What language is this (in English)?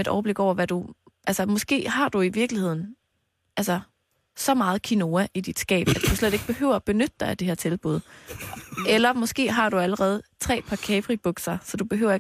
Danish